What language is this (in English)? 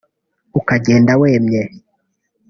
Kinyarwanda